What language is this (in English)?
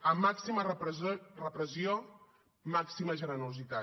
Catalan